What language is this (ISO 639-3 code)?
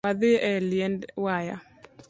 luo